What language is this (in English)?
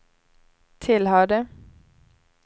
Swedish